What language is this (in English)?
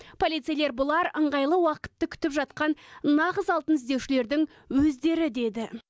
Kazakh